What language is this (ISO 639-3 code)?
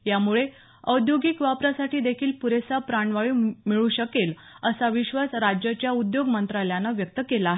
mar